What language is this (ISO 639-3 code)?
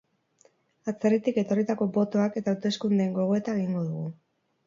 eus